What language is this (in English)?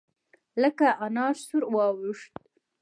Pashto